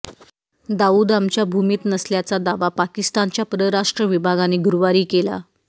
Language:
Marathi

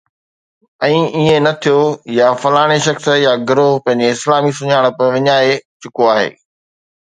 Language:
Sindhi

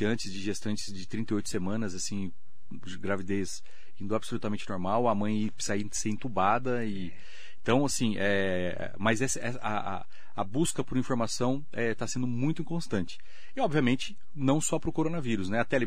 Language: Portuguese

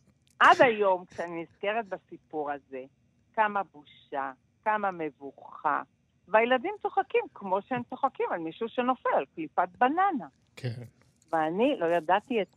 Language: Hebrew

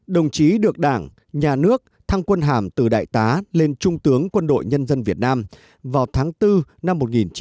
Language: Vietnamese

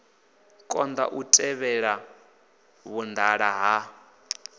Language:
Venda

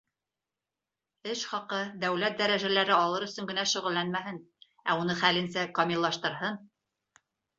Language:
Bashkir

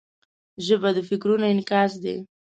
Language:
Pashto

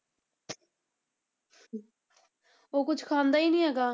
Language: Punjabi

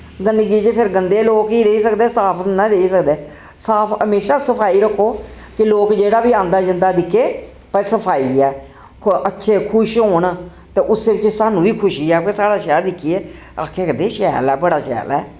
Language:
Dogri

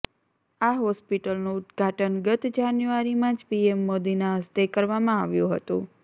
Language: Gujarati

